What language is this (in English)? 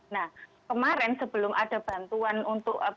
Indonesian